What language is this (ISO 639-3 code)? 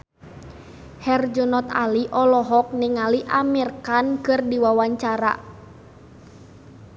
sun